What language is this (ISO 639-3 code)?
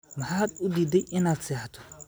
som